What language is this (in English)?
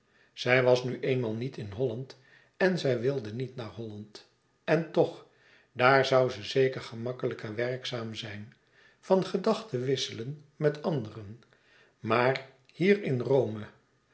Dutch